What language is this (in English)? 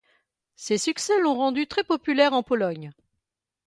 French